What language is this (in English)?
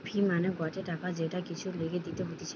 Bangla